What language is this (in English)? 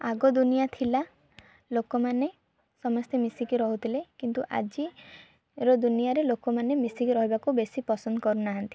Odia